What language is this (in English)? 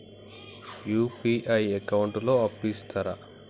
Telugu